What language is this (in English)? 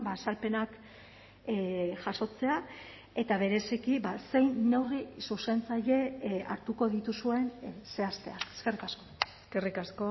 Basque